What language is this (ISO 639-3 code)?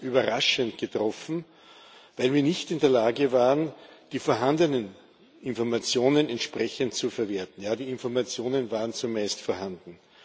deu